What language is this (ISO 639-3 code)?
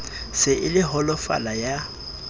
sot